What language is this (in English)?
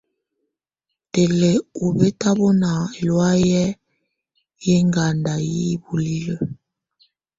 Tunen